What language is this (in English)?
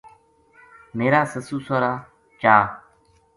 Gujari